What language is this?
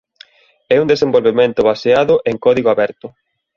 Galician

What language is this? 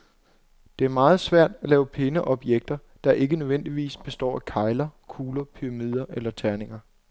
Danish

